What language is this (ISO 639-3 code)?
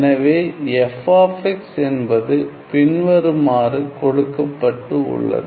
tam